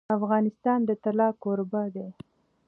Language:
Pashto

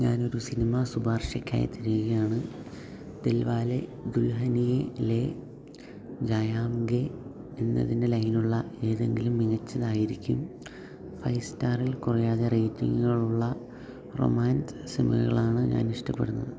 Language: Malayalam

